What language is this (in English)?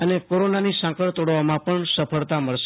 Gujarati